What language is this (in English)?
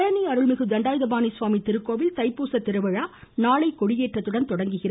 Tamil